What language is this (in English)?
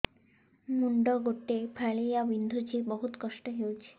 Odia